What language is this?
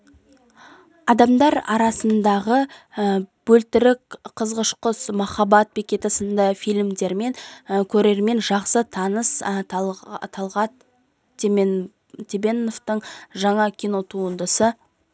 Kazakh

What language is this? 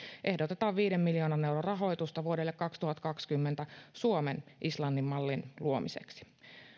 Finnish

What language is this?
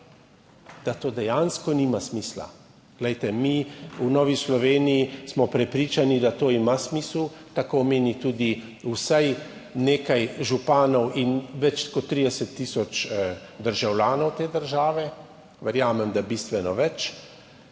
Slovenian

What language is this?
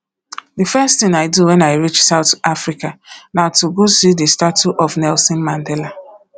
Nigerian Pidgin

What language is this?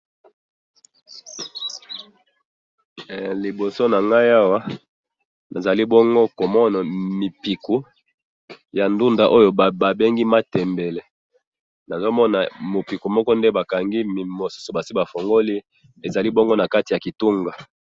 Lingala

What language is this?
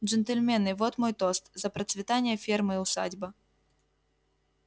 Russian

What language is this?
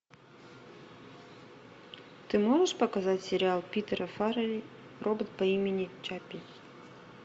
Russian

